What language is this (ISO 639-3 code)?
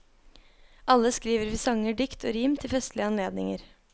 nor